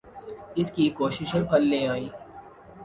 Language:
Urdu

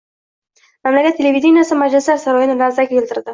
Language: Uzbek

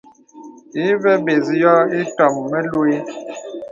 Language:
Bebele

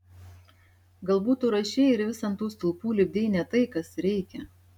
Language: Lithuanian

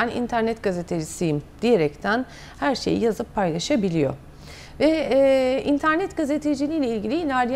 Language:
Turkish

